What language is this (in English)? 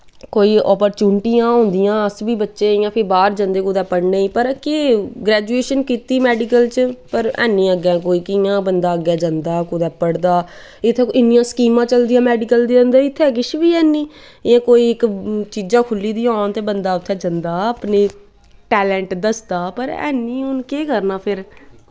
Dogri